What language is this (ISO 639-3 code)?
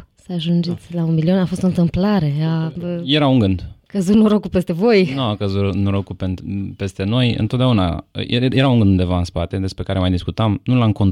ron